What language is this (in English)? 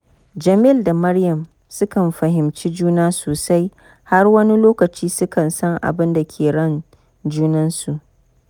Hausa